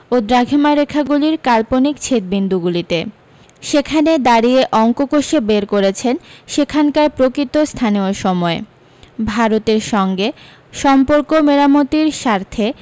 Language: Bangla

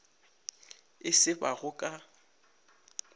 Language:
Northern Sotho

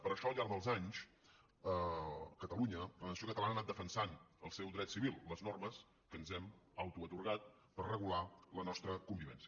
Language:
Catalan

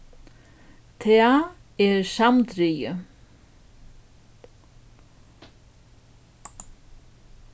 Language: Faroese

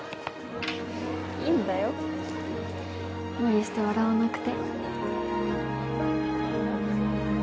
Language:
Japanese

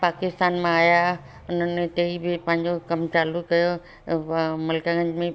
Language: Sindhi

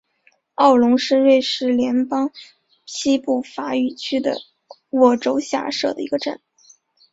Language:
Chinese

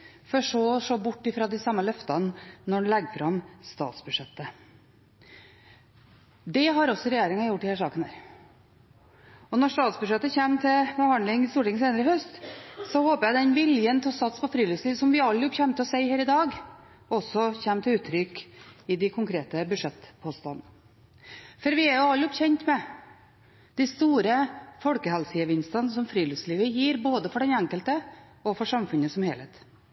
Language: Norwegian Bokmål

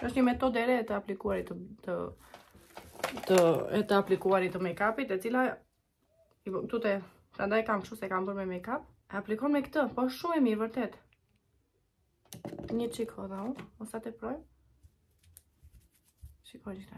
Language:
Romanian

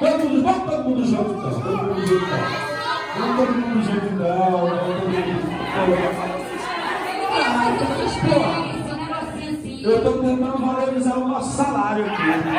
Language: Portuguese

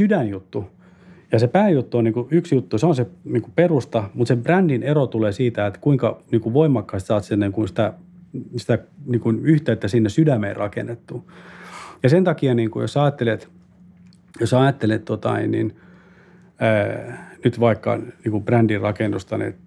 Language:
Finnish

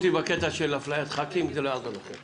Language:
Hebrew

